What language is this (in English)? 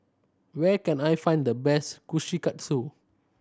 English